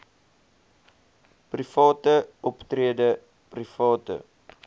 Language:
Afrikaans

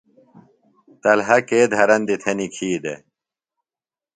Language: Phalura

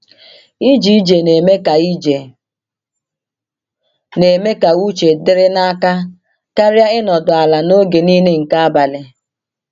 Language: Igbo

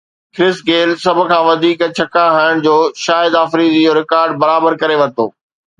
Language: Sindhi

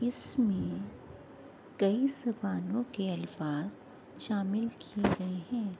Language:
Urdu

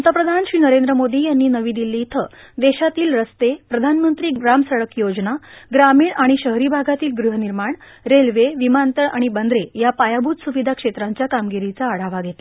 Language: Marathi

